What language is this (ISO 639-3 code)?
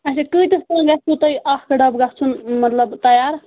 kas